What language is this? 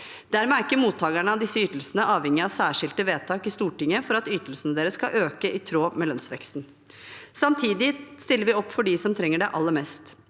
Norwegian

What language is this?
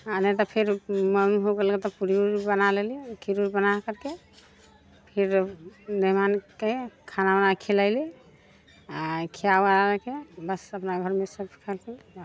Maithili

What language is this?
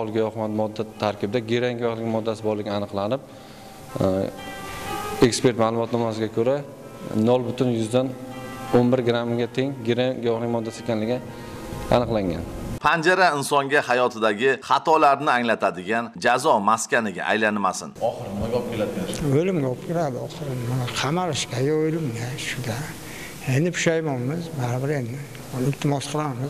Turkish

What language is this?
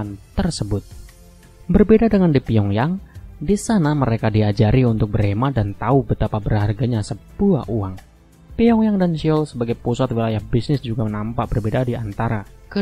Indonesian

